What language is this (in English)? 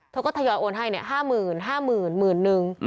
Thai